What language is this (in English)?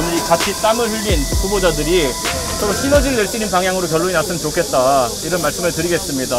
Korean